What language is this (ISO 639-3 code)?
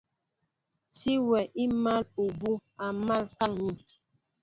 mbo